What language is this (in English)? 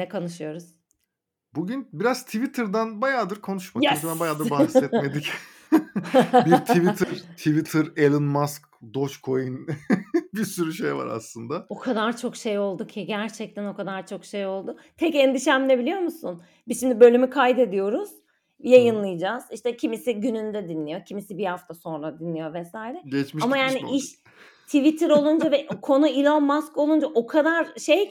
Turkish